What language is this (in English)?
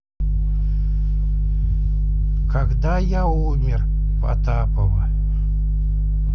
Russian